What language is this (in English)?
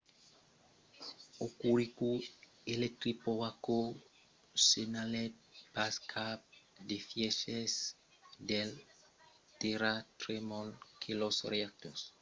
Occitan